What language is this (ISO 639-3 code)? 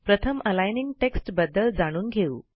mar